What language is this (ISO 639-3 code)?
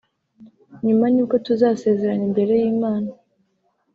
kin